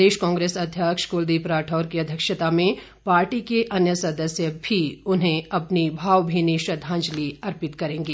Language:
Hindi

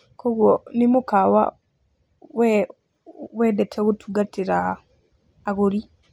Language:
Kikuyu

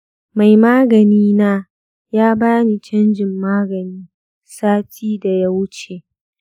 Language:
Hausa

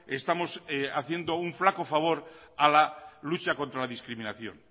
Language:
Spanish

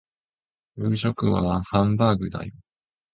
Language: Japanese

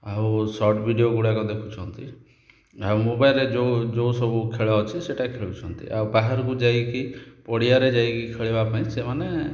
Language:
Odia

